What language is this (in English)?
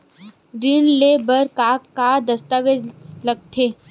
Chhattisgarhi